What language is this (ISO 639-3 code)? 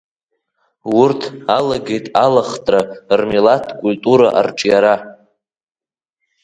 abk